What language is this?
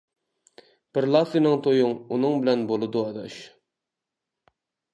Uyghur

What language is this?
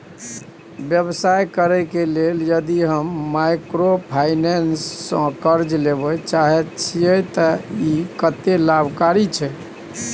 Maithili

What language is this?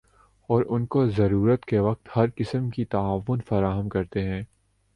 Urdu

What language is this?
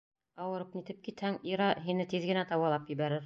Bashkir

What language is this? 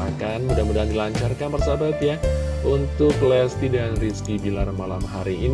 Indonesian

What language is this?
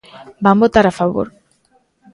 Galician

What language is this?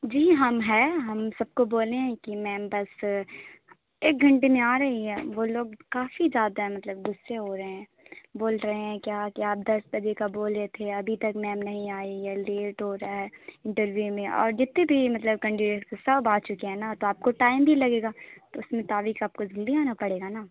Urdu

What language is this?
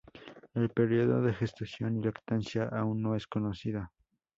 Spanish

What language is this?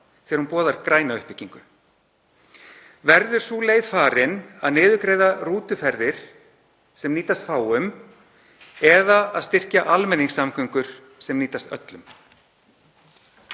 Icelandic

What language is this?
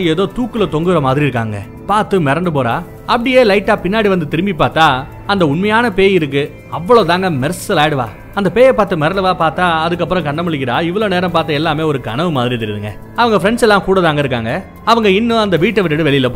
Tamil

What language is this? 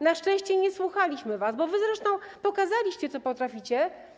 Polish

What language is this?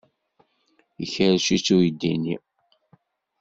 Kabyle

